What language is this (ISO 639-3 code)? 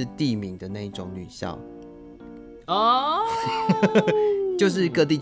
zho